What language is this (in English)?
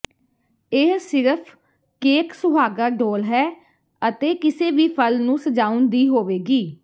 Punjabi